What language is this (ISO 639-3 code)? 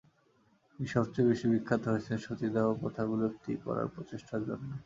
ben